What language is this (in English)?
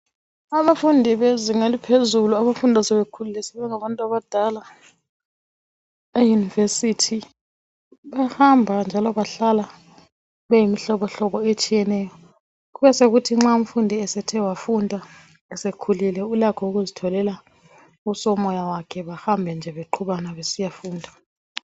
North Ndebele